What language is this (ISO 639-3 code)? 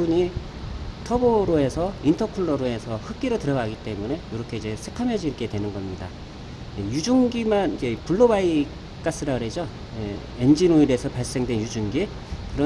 kor